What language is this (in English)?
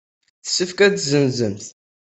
Kabyle